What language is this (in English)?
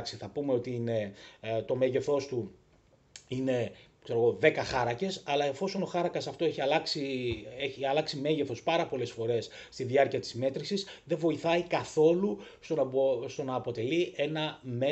Greek